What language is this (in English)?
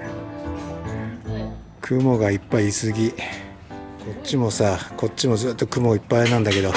Japanese